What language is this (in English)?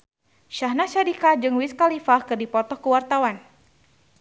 Sundanese